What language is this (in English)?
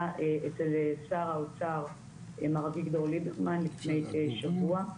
Hebrew